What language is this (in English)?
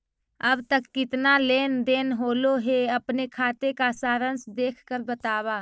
Magahi